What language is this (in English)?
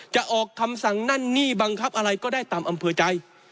Thai